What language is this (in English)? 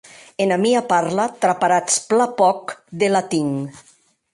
Occitan